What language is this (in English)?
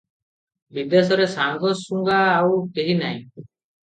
Odia